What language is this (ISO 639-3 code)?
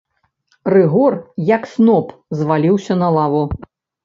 bel